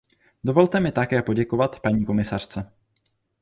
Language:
Czech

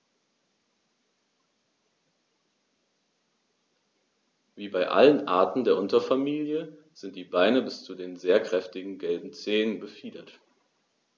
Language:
German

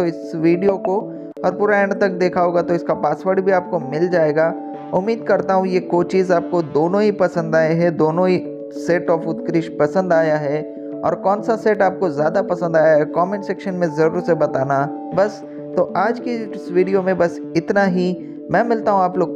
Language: Hindi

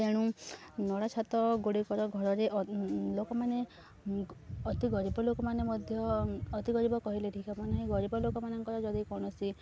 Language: Odia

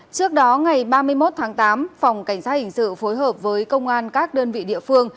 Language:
Vietnamese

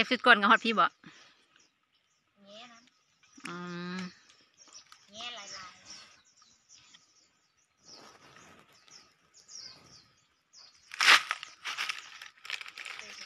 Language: Thai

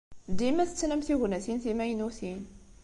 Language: Kabyle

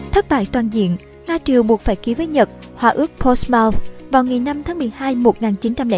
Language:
Vietnamese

